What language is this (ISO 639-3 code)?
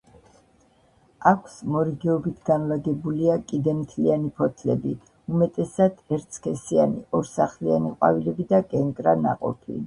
kat